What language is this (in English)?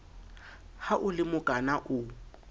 Southern Sotho